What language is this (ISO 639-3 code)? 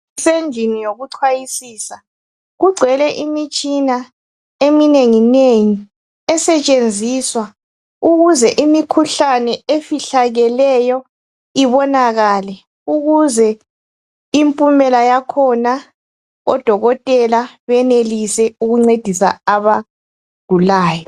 nde